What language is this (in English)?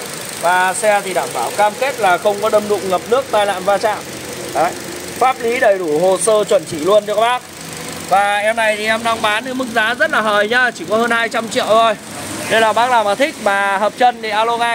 Vietnamese